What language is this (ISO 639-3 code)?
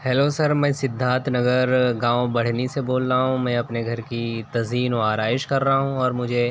urd